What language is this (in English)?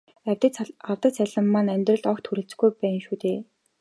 Mongolian